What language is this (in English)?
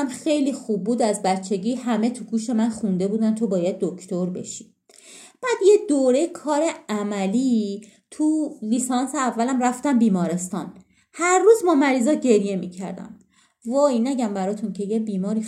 Persian